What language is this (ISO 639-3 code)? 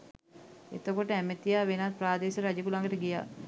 sin